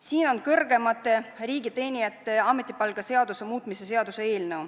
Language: Estonian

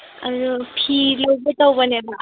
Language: Manipuri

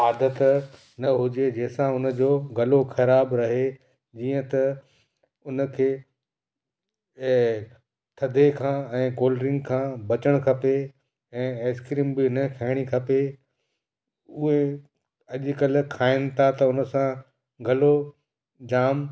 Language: Sindhi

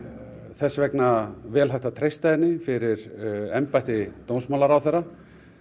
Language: Icelandic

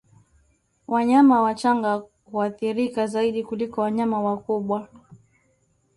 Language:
Swahili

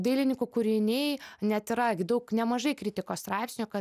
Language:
Lithuanian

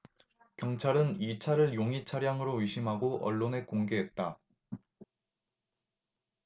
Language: Korean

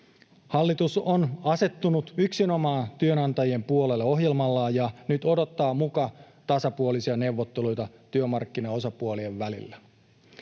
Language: Finnish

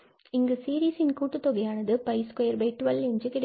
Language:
Tamil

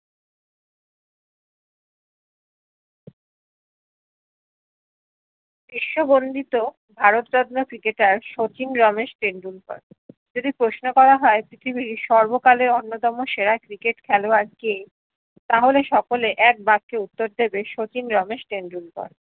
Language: Bangla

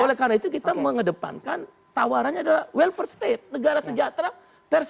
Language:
Indonesian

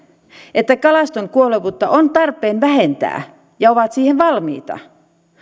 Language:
Finnish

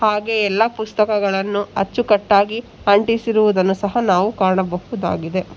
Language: Kannada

